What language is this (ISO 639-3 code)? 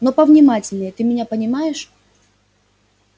rus